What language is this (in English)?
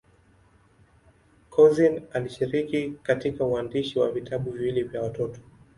Swahili